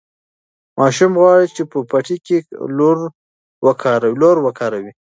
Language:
Pashto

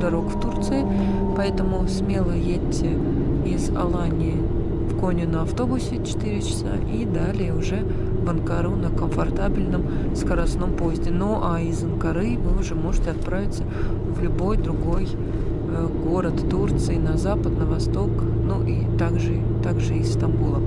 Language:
Russian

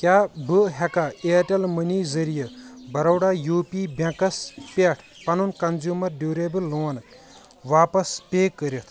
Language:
Kashmiri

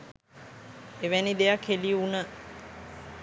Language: Sinhala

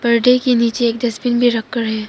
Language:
Hindi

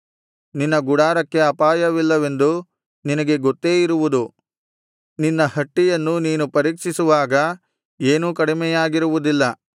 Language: Kannada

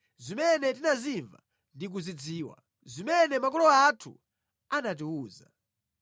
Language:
Nyanja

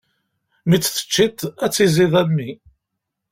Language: Kabyle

